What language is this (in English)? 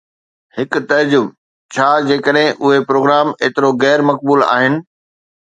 Sindhi